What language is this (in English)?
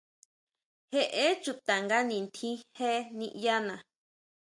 Huautla Mazatec